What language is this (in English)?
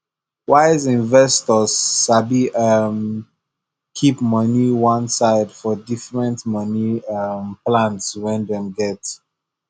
Nigerian Pidgin